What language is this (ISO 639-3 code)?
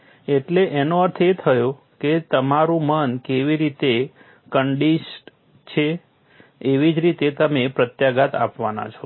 guj